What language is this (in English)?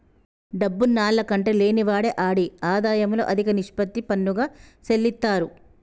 Telugu